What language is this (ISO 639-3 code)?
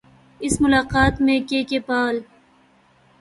urd